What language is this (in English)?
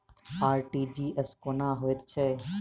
Maithili